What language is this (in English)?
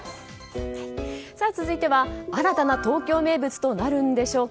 Japanese